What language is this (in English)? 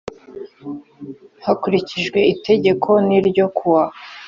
Kinyarwanda